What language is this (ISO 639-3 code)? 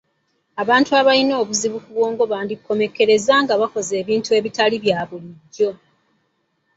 lug